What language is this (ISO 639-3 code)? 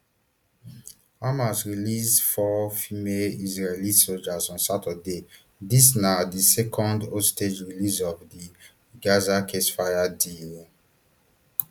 pcm